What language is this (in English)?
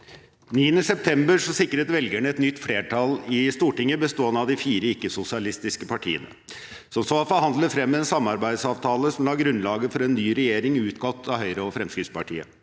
Norwegian